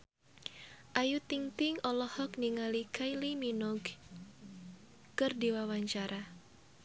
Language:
Sundanese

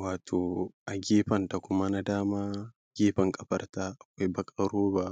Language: Hausa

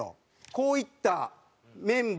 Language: Japanese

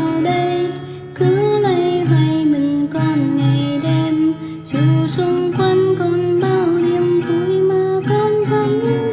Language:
Vietnamese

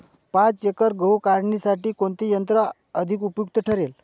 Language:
Marathi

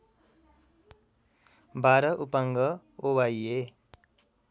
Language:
Nepali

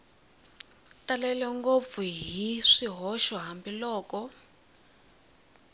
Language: Tsonga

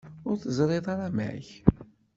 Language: Kabyle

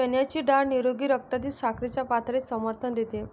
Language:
Marathi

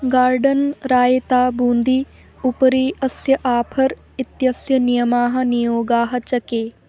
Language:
Sanskrit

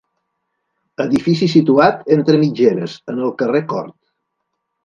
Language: Catalan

